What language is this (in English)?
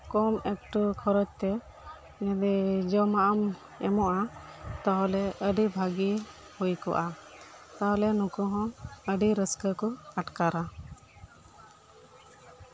Santali